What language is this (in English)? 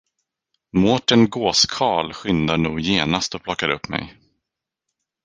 Swedish